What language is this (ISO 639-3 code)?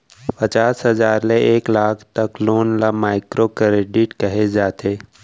hne